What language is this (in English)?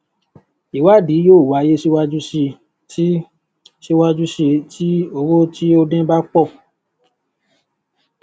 Yoruba